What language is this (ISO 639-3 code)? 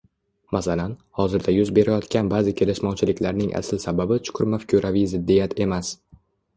uzb